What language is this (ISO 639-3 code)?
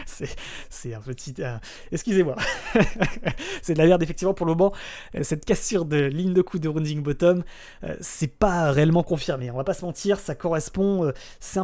fra